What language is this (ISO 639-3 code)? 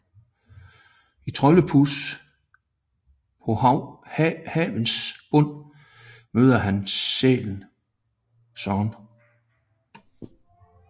dan